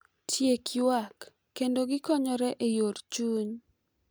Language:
Luo (Kenya and Tanzania)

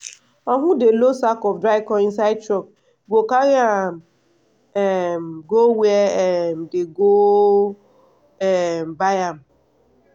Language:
Nigerian Pidgin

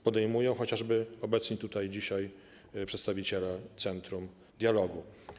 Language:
Polish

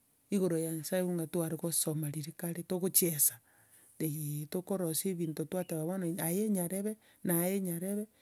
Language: Gusii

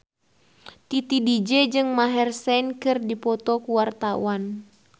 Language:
Sundanese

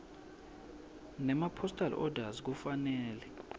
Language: Swati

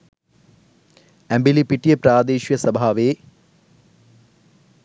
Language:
Sinhala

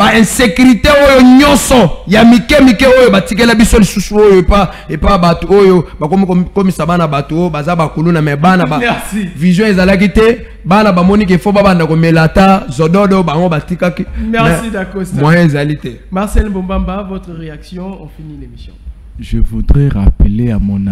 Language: French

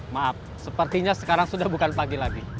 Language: Indonesian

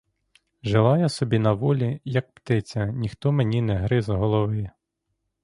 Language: Ukrainian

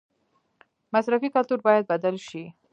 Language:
Pashto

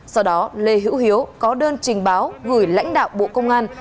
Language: Vietnamese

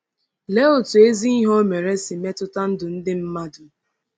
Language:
Igbo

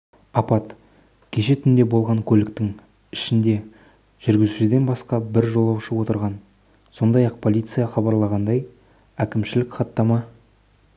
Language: Kazakh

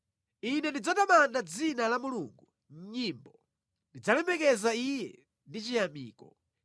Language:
Nyanja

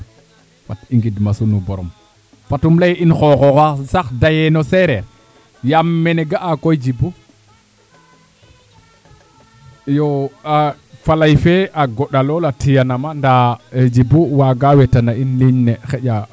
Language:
Serer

